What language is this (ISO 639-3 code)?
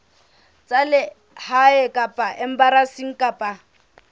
sot